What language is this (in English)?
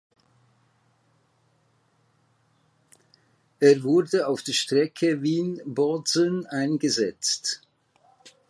German